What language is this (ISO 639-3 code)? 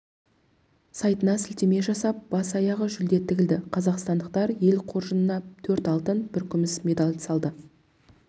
kaz